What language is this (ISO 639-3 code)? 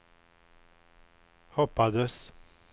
swe